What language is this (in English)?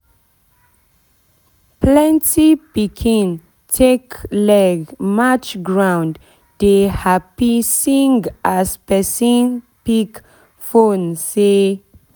Nigerian Pidgin